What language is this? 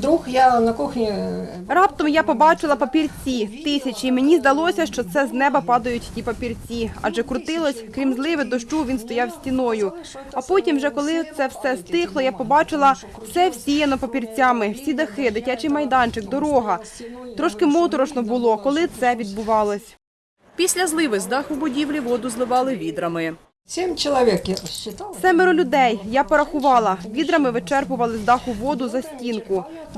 Ukrainian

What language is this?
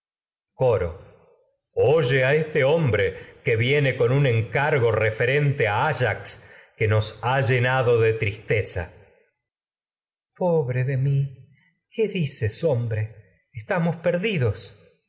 Spanish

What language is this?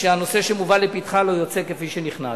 Hebrew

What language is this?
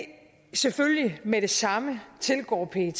Danish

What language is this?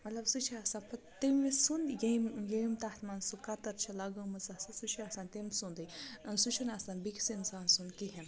Kashmiri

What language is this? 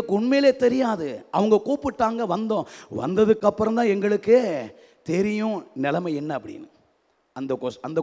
Hindi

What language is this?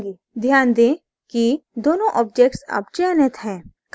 Hindi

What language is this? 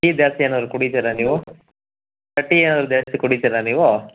Kannada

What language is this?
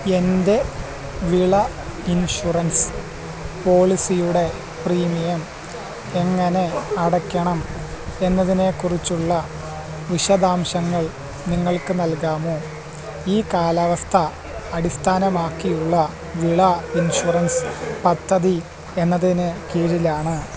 Malayalam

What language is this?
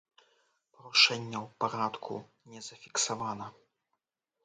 Belarusian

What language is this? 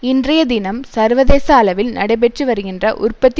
Tamil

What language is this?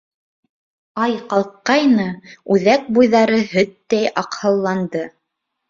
Bashkir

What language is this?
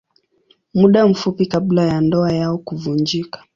Swahili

